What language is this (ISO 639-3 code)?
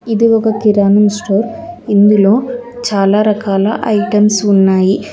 tel